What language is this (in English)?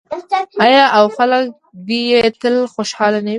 Pashto